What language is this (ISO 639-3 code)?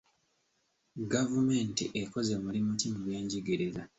lug